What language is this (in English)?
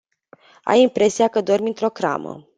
Romanian